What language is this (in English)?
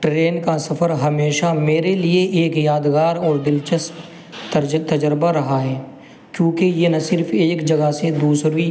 Urdu